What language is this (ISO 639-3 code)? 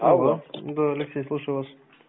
rus